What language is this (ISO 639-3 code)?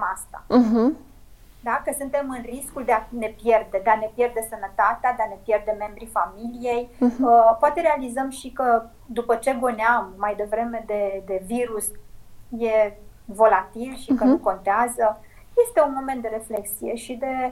ron